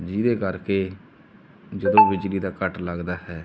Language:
Punjabi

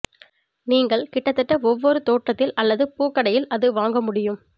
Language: Tamil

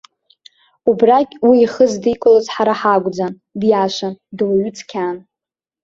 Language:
Abkhazian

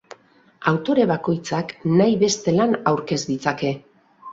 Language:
Basque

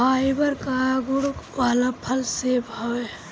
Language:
Bhojpuri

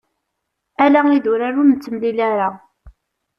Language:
Kabyle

